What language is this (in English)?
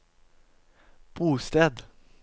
Norwegian